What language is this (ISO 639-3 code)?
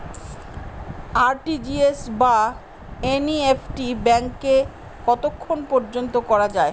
ben